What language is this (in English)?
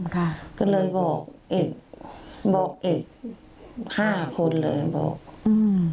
Thai